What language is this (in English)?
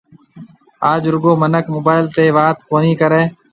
Marwari (Pakistan)